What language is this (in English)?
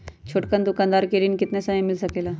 Magahi